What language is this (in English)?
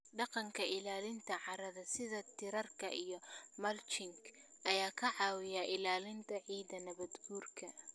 Somali